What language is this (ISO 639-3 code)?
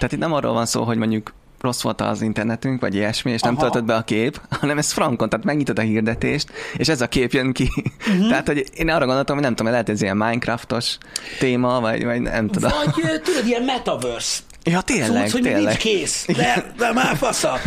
hun